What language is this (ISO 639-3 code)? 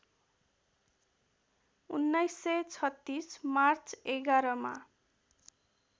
nep